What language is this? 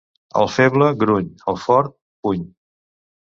Catalan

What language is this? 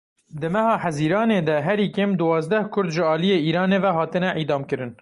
Kurdish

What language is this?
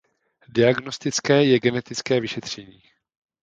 Czech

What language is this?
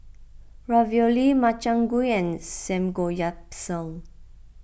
English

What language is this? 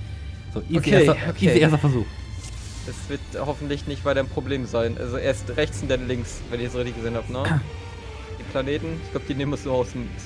German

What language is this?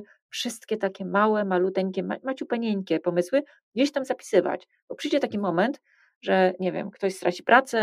Polish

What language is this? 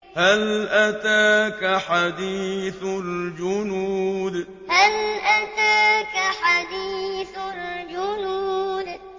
Arabic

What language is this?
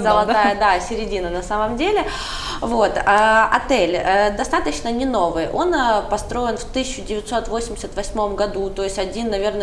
Russian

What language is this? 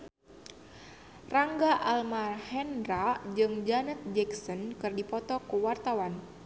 Sundanese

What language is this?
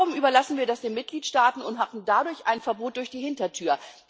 German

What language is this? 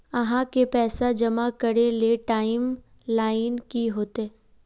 Magahi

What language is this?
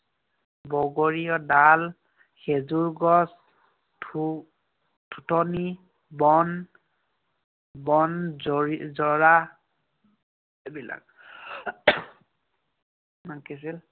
Assamese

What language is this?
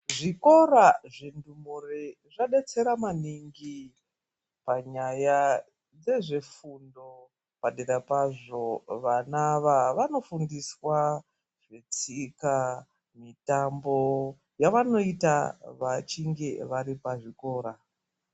Ndau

